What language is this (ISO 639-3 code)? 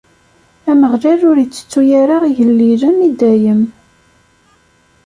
kab